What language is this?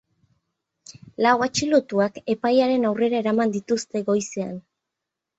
Basque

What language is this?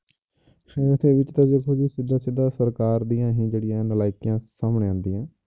Punjabi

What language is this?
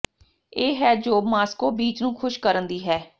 Punjabi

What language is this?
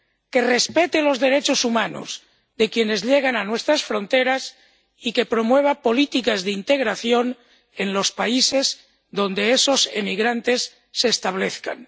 Spanish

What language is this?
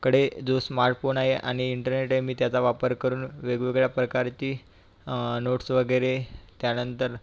Marathi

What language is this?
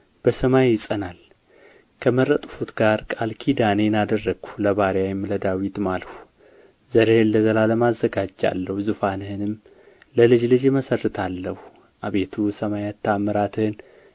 Amharic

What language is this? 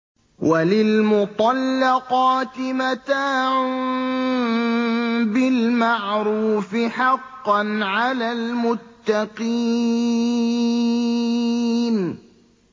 Arabic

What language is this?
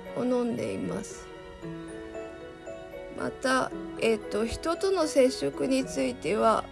Japanese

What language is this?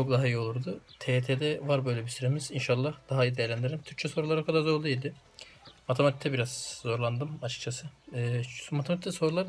Turkish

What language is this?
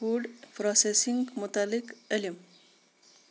Kashmiri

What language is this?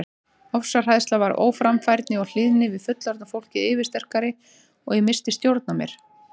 Icelandic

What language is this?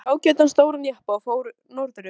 Icelandic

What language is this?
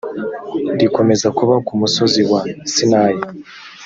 Kinyarwanda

